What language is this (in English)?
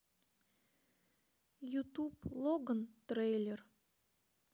Russian